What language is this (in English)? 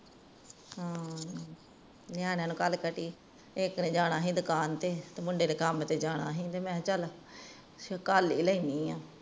Punjabi